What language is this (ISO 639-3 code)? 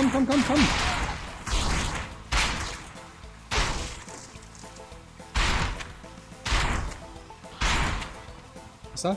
deu